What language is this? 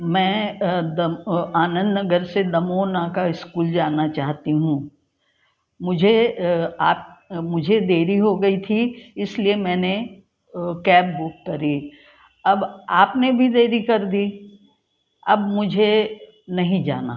Hindi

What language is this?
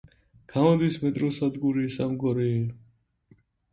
Georgian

